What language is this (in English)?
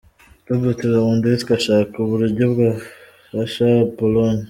Kinyarwanda